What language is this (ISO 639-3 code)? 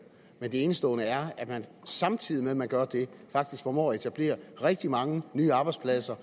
dan